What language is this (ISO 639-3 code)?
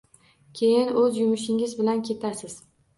uzb